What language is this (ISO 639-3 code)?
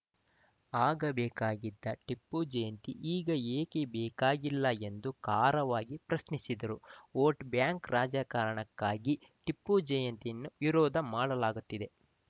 kan